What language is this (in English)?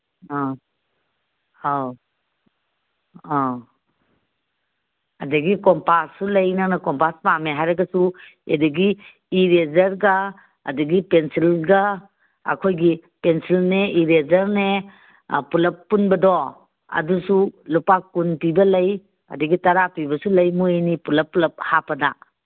Manipuri